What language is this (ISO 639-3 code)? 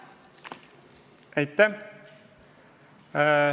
est